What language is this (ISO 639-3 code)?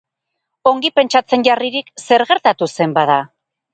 eus